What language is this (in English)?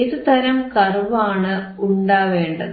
Malayalam